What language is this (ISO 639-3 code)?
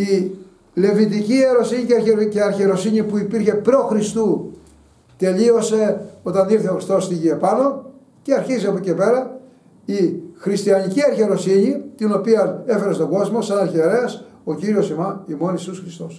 ell